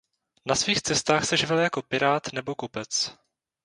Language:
Czech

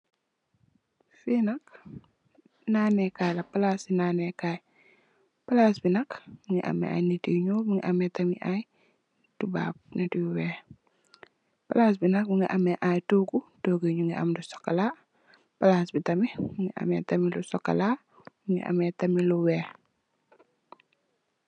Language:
Wolof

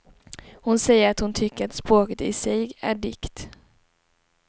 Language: Swedish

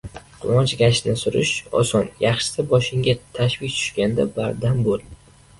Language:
Uzbek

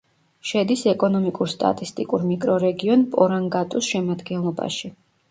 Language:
Georgian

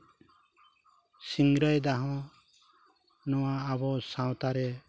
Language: Santali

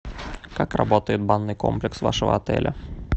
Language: Russian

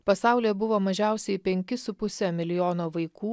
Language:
Lithuanian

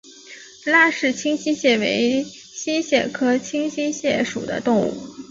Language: Chinese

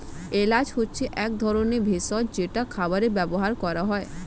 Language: Bangla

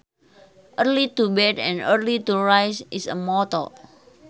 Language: Sundanese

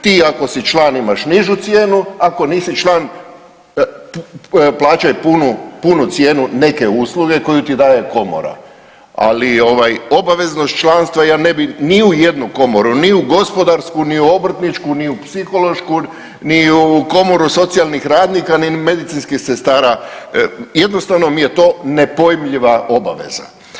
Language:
Croatian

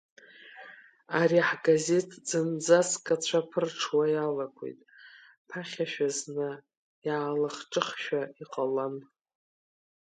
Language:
Abkhazian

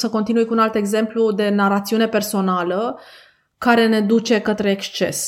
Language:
Romanian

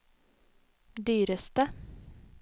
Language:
Norwegian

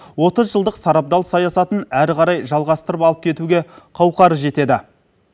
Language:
Kazakh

